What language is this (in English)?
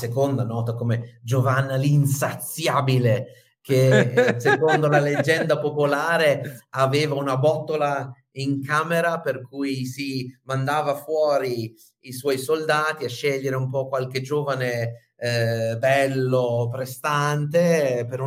Italian